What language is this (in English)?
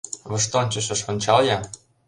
Mari